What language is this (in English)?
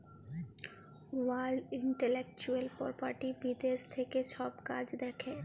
Bangla